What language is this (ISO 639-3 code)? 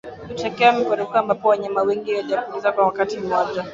swa